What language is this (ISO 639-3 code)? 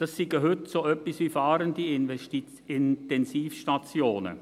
gsw